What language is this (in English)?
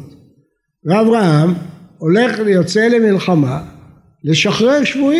Hebrew